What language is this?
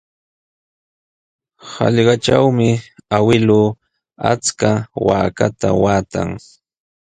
Sihuas Ancash Quechua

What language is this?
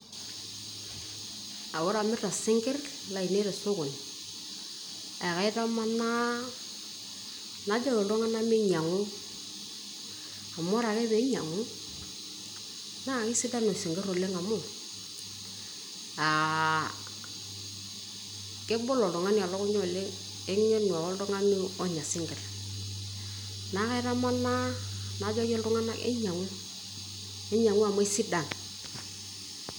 Masai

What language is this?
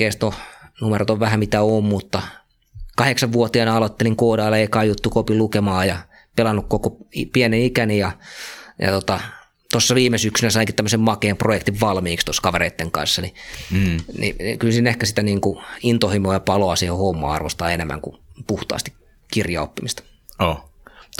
Finnish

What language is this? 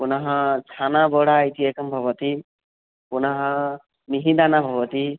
Sanskrit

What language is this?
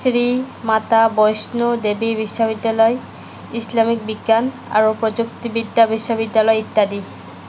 Assamese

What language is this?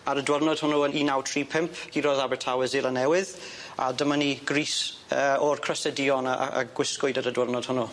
Welsh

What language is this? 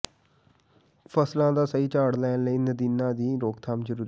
Punjabi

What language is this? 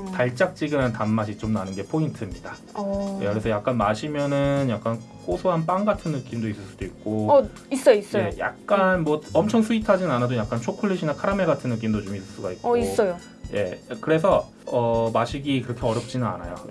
Korean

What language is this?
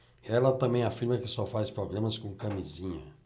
Portuguese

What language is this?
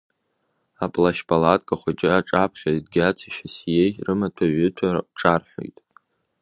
Abkhazian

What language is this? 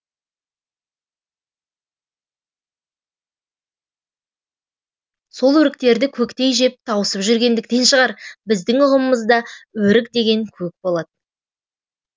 Kazakh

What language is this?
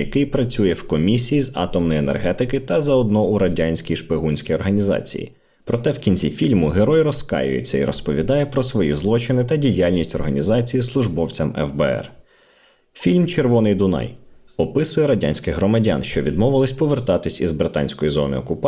Ukrainian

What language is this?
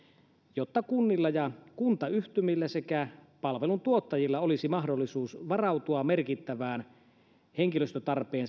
Finnish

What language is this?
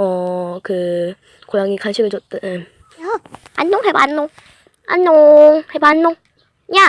Korean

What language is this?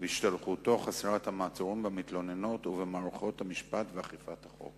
Hebrew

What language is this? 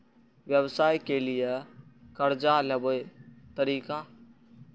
Maithili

